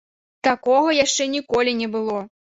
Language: Belarusian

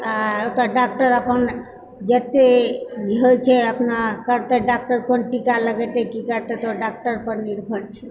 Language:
Maithili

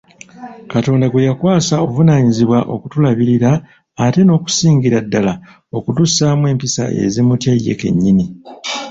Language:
Ganda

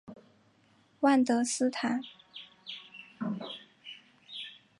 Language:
Chinese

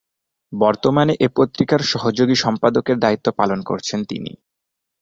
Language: Bangla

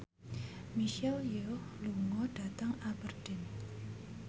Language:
Javanese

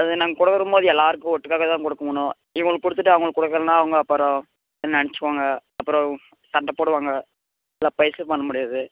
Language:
Tamil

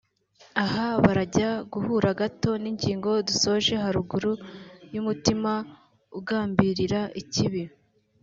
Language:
Kinyarwanda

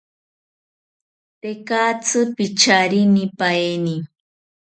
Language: South Ucayali Ashéninka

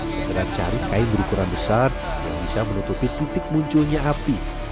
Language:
Indonesian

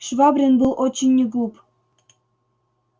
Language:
Russian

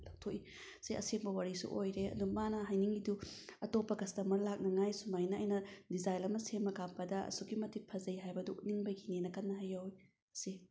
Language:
Manipuri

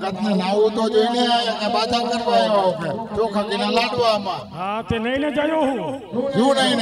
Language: Arabic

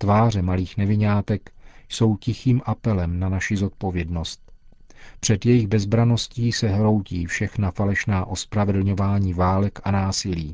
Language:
Czech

